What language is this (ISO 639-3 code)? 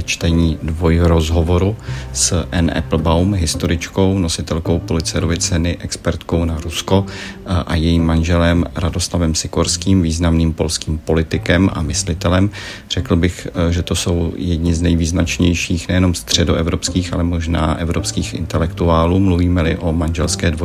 ces